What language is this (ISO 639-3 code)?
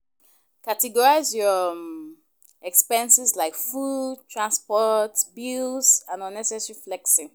pcm